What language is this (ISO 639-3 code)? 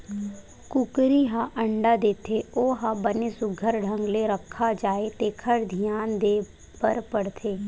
hne